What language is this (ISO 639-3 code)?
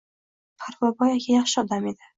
uzb